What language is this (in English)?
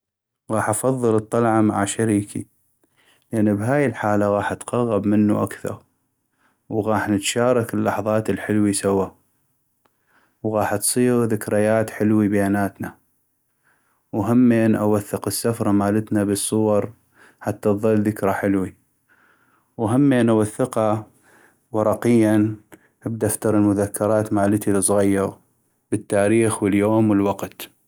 North Mesopotamian Arabic